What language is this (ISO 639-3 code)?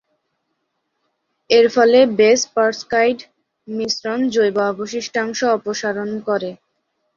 ben